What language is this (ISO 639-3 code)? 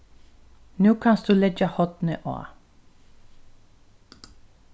fao